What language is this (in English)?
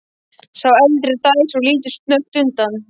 Icelandic